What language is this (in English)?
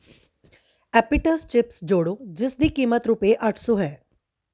Punjabi